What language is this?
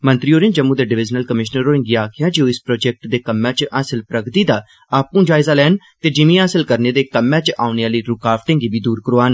Dogri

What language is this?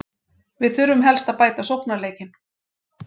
Icelandic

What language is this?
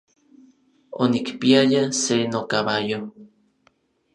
Orizaba Nahuatl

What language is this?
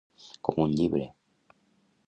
Catalan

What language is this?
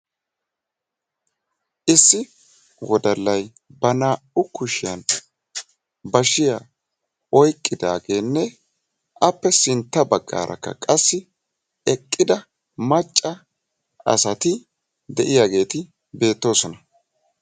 Wolaytta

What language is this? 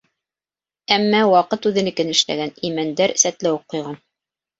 Bashkir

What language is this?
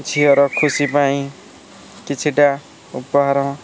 Odia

